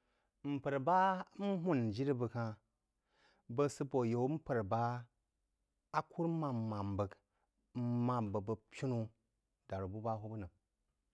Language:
Jiba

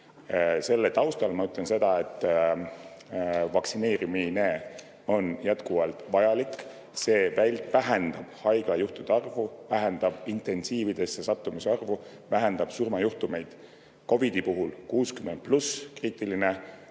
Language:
Estonian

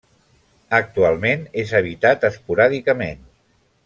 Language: Catalan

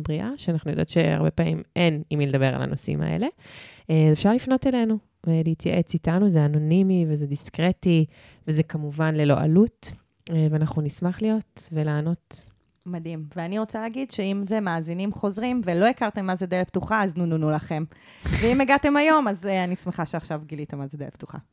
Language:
Hebrew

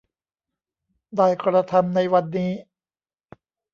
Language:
Thai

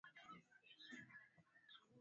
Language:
Swahili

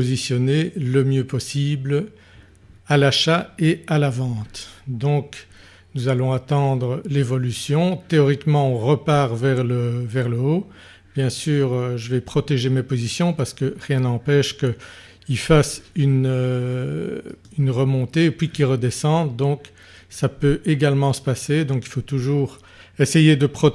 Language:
French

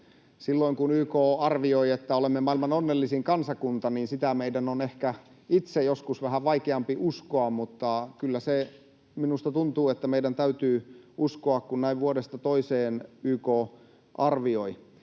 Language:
Finnish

